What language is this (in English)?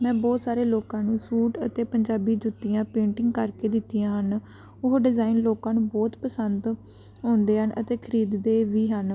Punjabi